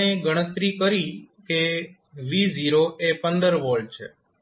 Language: Gujarati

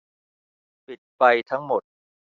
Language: Thai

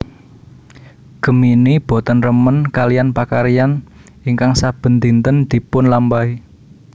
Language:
Javanese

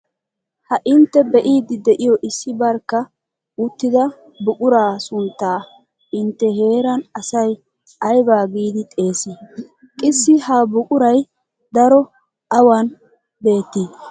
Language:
Wolaytta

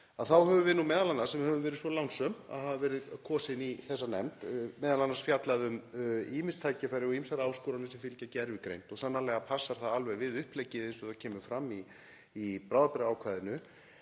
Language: Icelandic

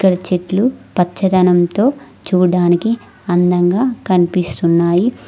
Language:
Telugu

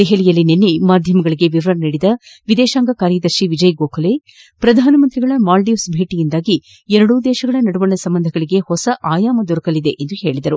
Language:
Kannada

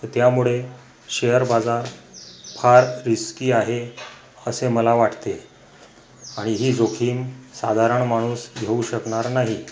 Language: Marathi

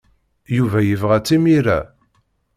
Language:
Kabyle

